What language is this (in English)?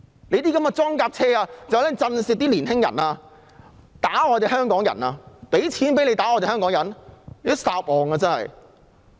Cantonese